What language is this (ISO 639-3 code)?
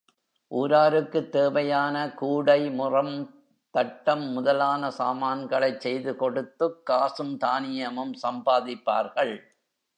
tam